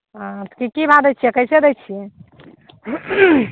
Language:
Maithili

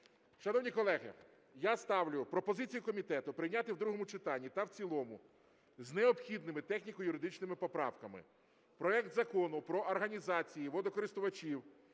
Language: Ukrainian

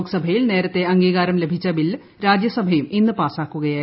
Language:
Malayalam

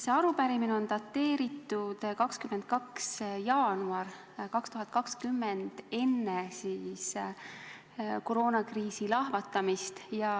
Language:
Estonian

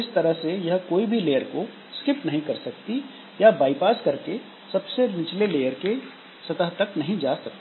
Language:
Hindi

